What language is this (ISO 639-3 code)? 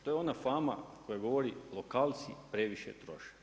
hrv